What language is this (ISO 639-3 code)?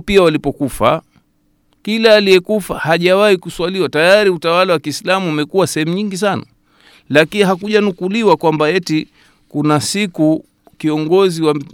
swa